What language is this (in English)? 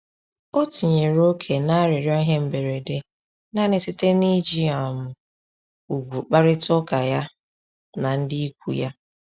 Igbo